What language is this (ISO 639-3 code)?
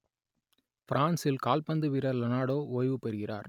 tam